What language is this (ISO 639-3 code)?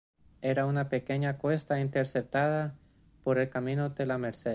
spa